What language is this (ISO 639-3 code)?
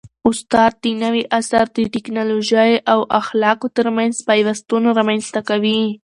pus